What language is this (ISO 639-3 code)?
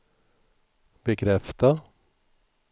swe